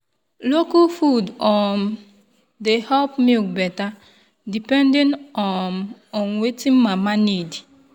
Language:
Nigerian Pidgin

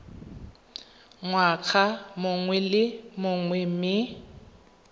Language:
Tswana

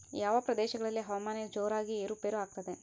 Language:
Kannada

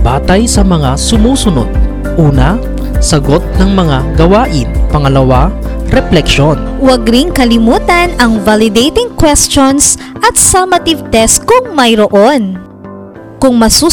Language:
Filipino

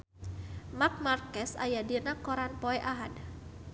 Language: Sundanese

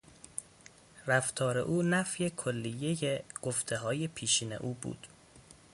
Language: Persian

